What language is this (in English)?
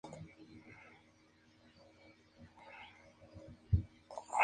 Spanish